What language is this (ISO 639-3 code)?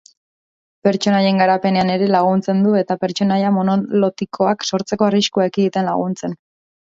eus